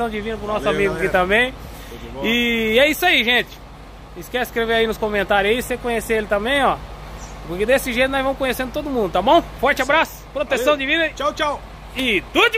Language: Portuguese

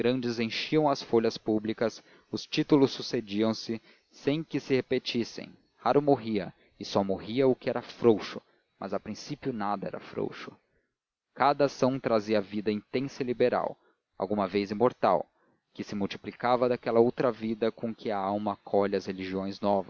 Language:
Portuguese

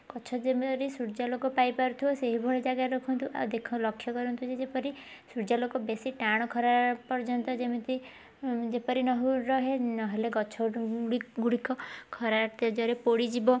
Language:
Odia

